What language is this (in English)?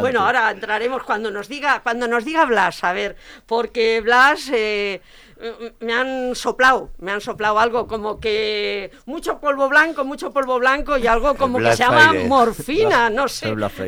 Spanish